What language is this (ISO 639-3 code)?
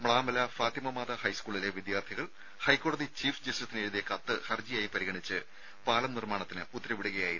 mal